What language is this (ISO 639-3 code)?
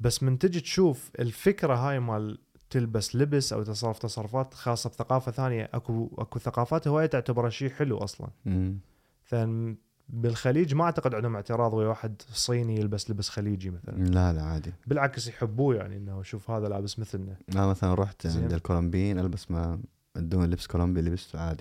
ara